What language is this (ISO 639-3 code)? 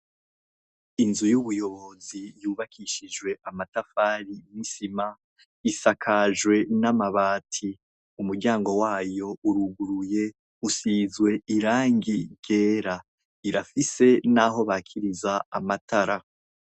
run